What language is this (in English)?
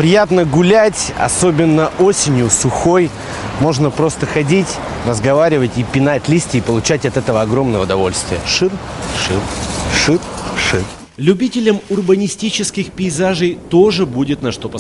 Russian